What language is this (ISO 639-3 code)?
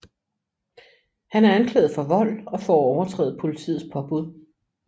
dan